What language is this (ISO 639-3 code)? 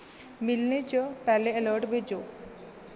doi